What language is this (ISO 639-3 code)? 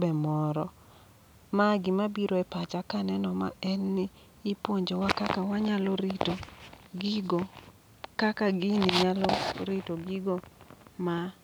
luo